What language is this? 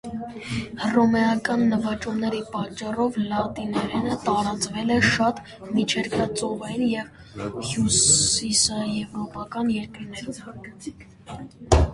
Armenian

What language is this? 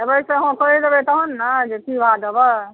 Maithili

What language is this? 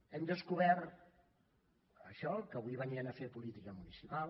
Catalan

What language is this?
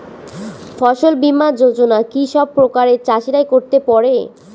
Bangla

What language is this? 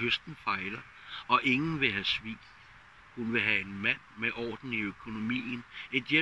Danish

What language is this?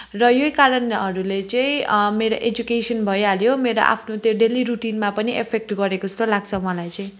Nepali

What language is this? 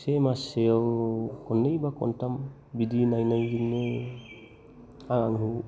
Bodo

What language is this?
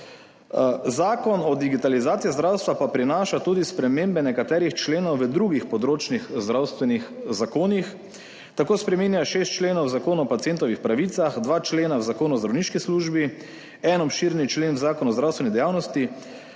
Slovenian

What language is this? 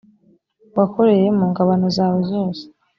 Kinyarwanda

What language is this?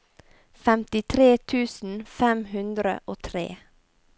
Norwegian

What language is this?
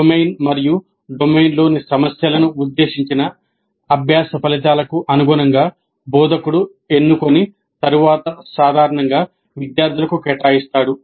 Telugu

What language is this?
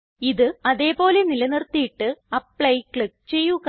Malayalam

